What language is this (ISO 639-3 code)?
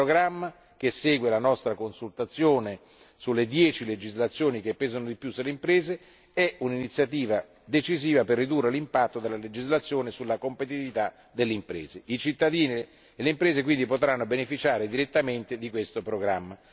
ita